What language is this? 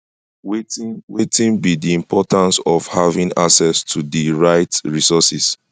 Nigerian Pidgin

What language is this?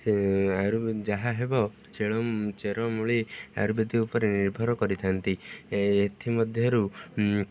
Odia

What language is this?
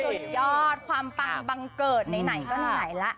Thai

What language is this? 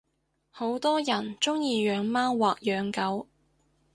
Cantonese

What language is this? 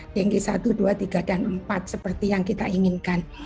Indonesian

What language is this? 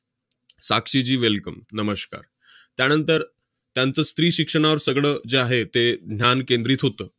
Marathi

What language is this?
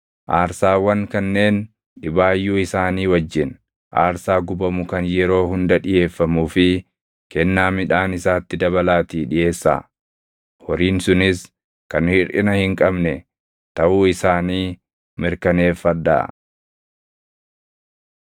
Oromo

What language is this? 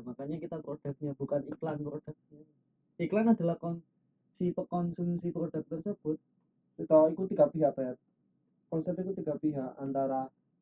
Indonesian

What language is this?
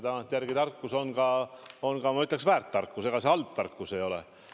Estonian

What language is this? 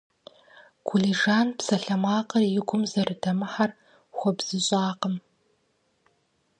Kabardian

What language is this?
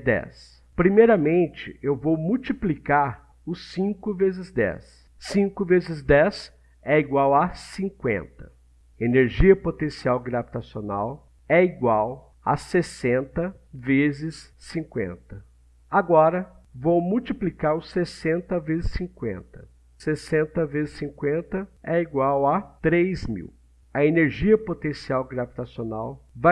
Portuguese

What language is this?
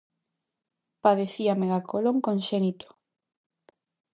Galician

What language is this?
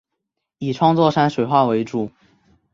Chinese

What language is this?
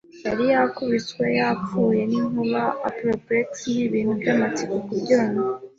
Kinyarwanda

